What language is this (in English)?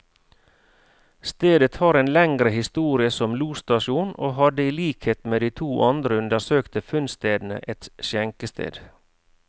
Norwegian